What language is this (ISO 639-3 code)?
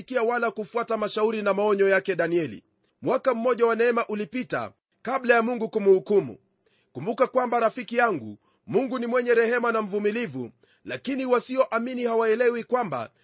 swa